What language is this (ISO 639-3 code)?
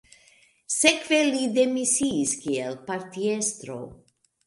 epo